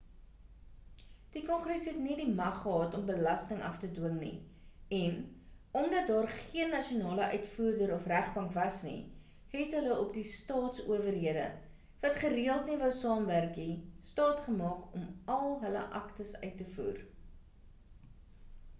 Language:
Afrikaans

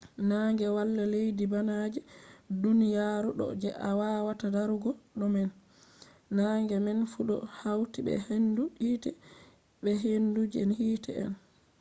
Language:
Fula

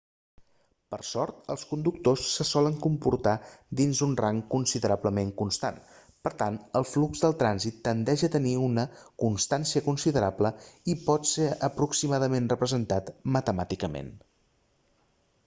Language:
Catalan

